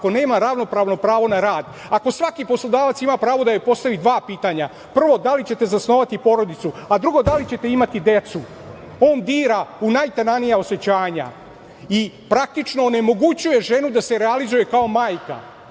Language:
Serbian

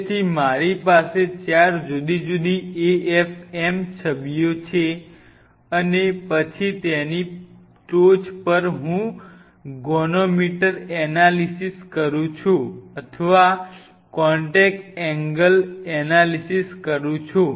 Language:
Gujarati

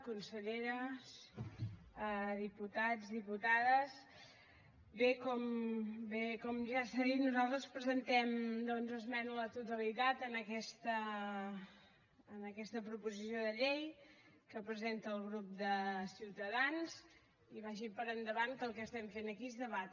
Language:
Catalan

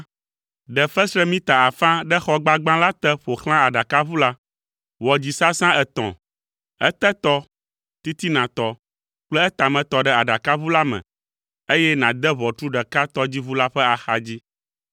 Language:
Ewe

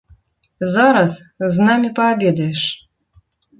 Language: Belarusian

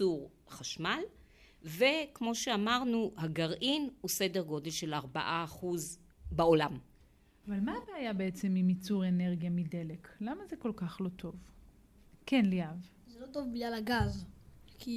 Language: Hebrew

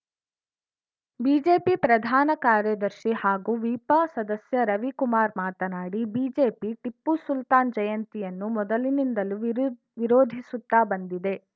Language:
Kannada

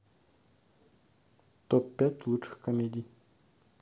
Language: Russian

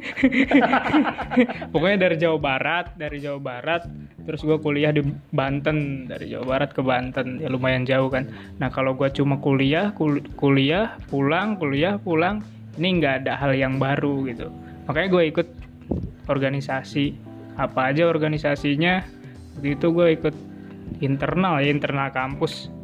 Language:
Indonesian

